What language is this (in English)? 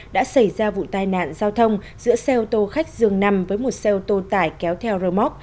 Vietnamese